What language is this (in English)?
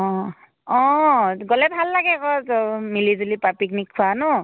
Assamese